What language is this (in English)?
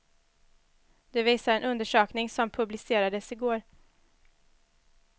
Swedish